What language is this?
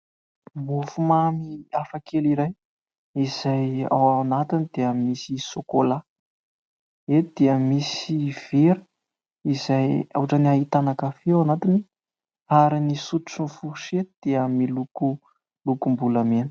Malagasy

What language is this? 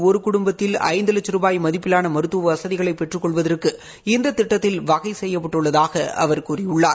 Tamil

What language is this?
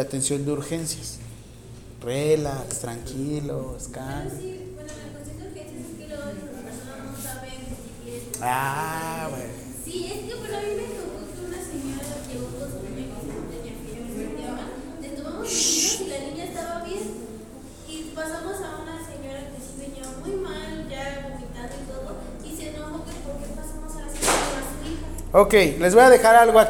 Spanish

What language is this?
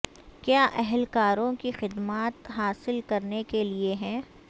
Urdu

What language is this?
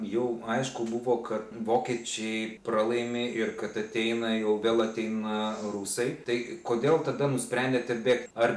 Lithuanian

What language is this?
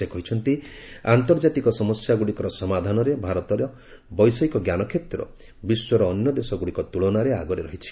Odia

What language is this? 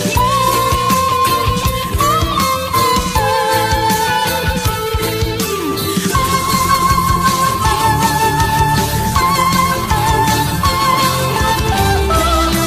Romanian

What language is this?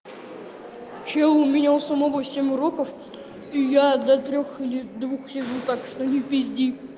Russian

